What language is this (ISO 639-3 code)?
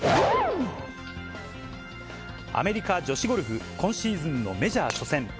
jpn